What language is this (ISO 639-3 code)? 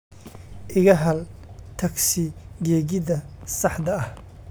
som